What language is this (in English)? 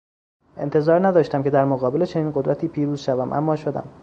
Persian